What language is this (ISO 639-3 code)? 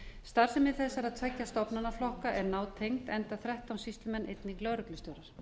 isl